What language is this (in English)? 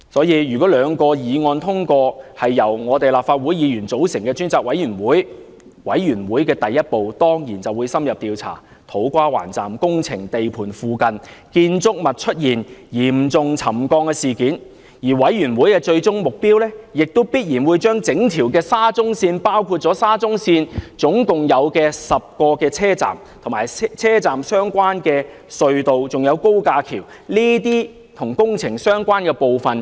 Cantonese